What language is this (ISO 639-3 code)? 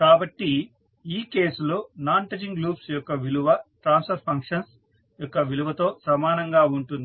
tel